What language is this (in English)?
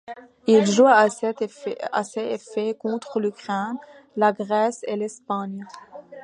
French